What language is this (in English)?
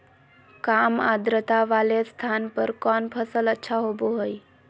Magahi